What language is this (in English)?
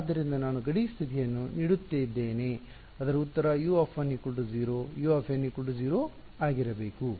Kannada